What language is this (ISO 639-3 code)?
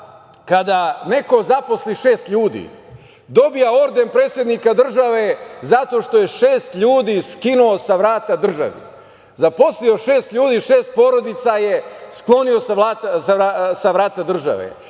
srp